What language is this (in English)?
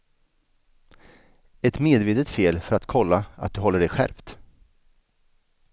Swedish